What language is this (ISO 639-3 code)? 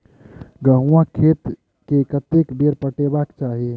mai